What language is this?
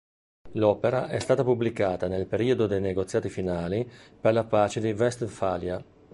Italian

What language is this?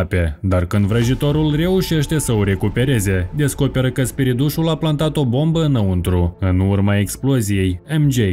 Romanian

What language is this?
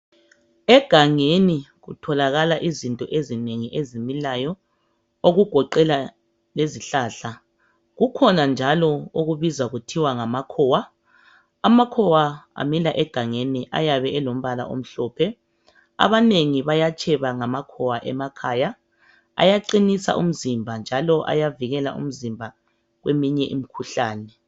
North Ndebele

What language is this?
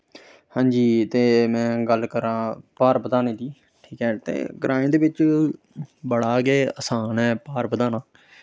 Dogri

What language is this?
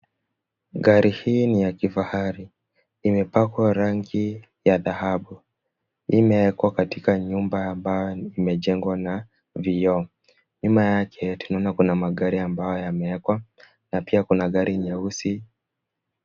Swahili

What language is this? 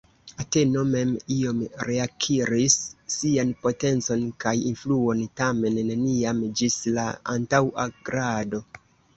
Esperanto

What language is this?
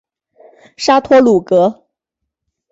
Chinese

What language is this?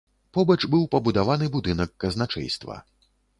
Belarusian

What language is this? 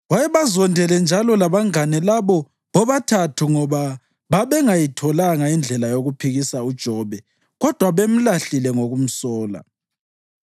North Ndebele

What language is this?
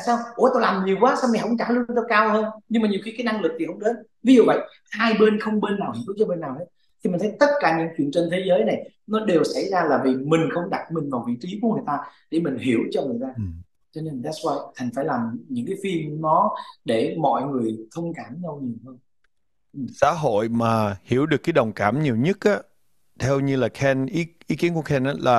Vietnamese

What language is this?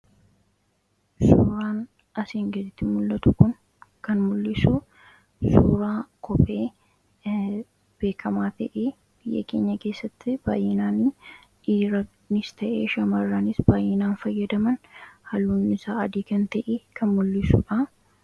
Oromo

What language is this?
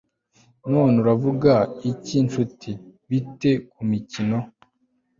Kinyarwanda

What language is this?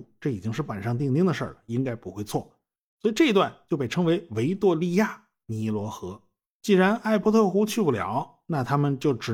Chinese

